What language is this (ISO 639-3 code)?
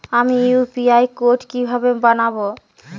ben